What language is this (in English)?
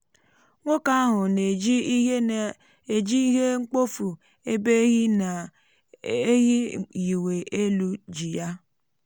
Igbo